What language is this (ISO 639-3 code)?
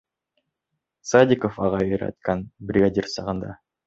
bak